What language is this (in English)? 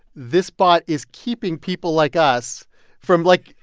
English